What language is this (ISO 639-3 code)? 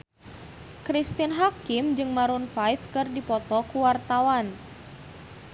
sun